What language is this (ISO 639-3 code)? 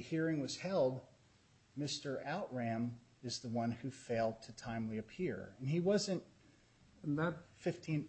eng